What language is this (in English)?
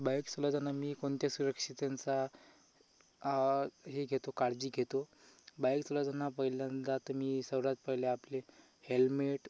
Marathi